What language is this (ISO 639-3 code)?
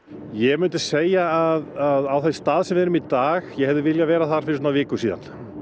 isl